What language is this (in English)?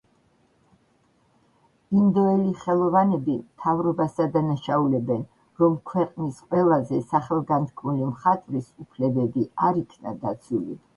Georgian